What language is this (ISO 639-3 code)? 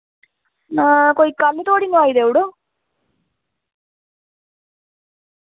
doi